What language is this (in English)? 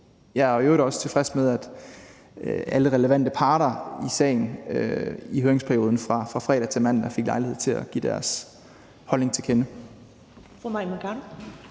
Danish